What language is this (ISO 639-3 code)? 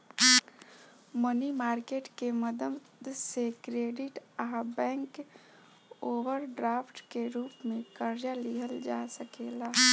bho